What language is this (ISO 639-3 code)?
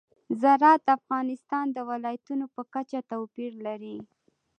pus